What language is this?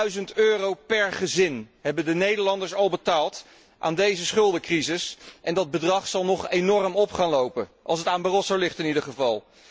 Dutch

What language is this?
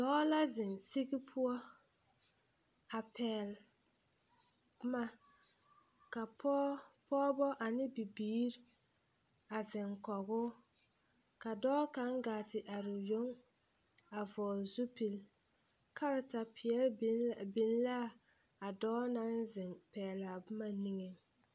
Southern Dagaare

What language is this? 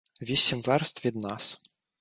Ukrainian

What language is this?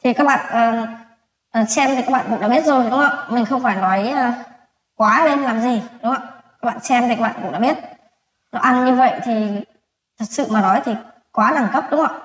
Vietnamese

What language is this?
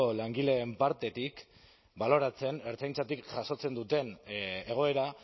Basque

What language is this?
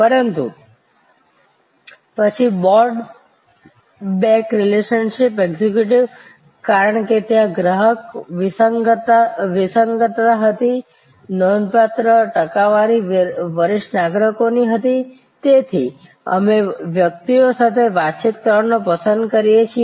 Gujarati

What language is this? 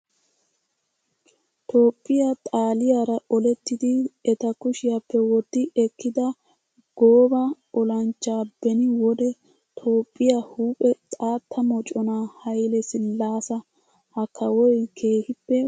Wolaytta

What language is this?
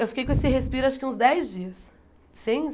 Portuguese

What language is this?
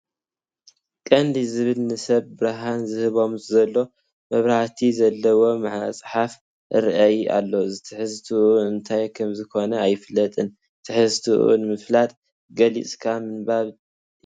Tigrinya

